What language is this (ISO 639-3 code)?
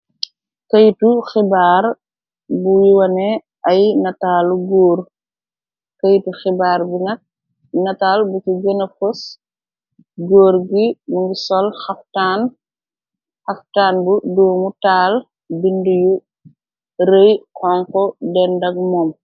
wol